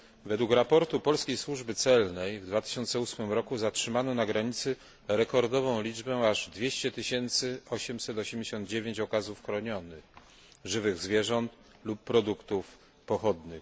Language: Polish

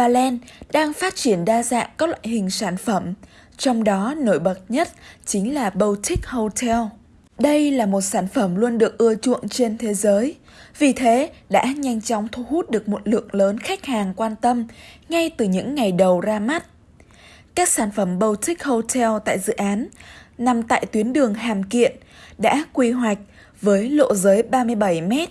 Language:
Vietnamese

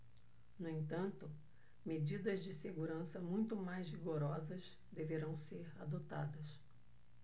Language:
Portuguese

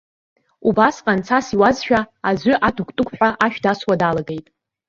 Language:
Abkhazian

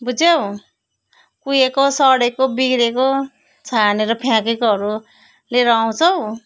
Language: Nepali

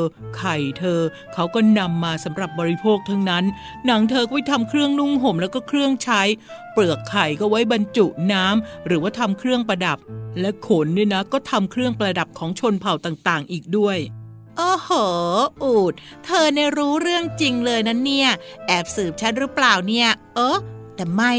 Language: Thai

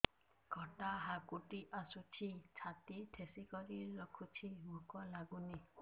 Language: Odia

